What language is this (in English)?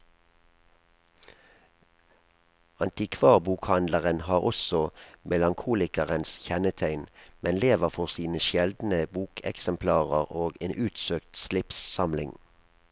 Norwegian